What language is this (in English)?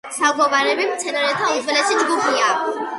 Georgian